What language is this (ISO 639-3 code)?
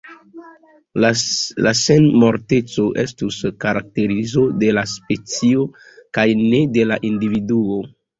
epo